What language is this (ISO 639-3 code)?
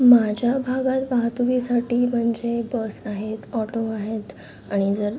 mar